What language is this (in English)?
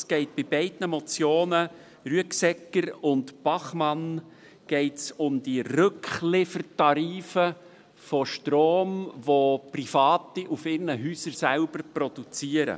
Swiss German